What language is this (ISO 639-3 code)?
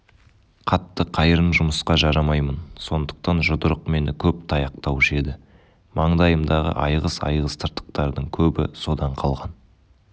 kaz